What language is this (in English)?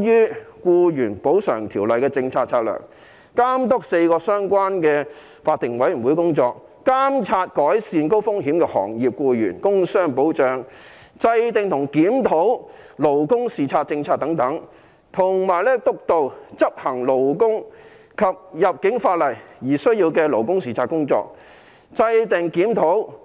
Cantonese